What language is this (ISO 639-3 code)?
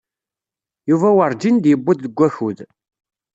kab